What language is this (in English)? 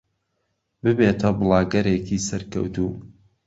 Central Kurdish